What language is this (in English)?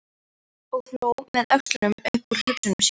Icelandic